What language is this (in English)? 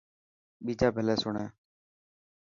Dhatki